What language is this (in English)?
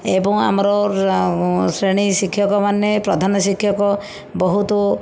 Odia